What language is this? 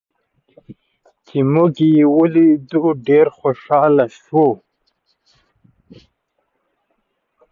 Pashto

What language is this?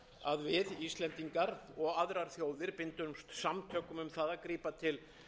Icelandic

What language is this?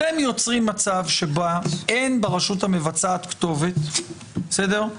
Hebrew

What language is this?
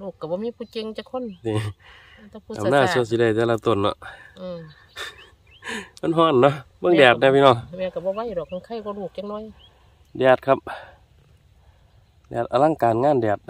Thai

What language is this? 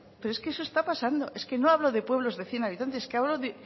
Spanish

